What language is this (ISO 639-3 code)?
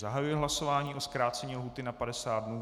ces